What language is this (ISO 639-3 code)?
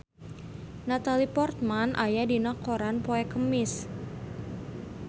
sun